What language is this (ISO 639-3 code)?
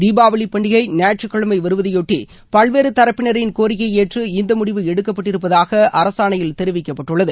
tam